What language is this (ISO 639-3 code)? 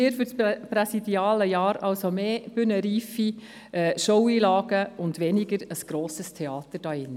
gsw